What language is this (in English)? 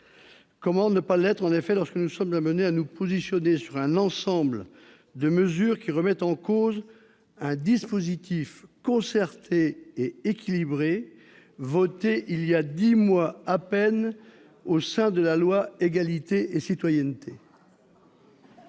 French